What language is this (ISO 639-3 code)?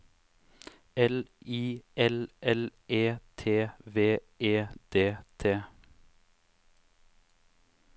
nor